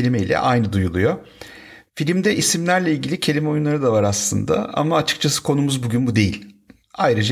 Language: Turkish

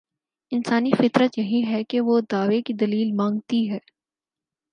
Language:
Urdu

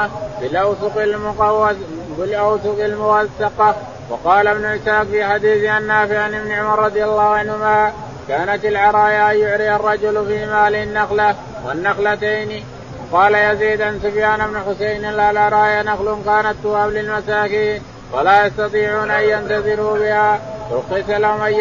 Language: Arabic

